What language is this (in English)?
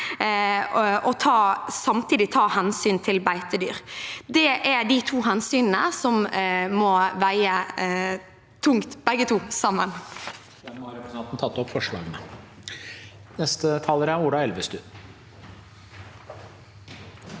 Norwegian